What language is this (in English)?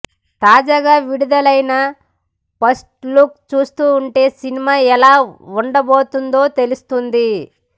Telugu